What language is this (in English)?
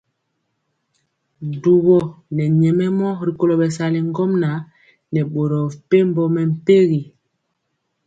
Mpiemo